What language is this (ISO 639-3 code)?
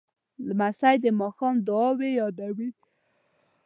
pus